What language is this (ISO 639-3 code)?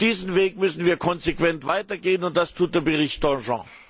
deu